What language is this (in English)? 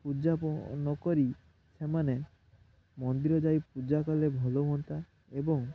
Odia